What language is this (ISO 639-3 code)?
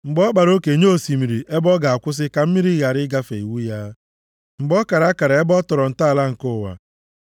ibo